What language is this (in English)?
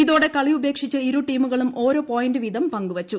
Malayalam